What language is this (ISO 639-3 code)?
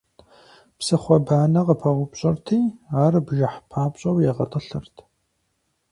kbd